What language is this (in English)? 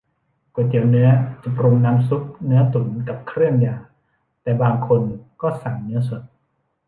Thai